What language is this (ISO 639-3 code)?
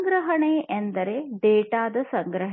kan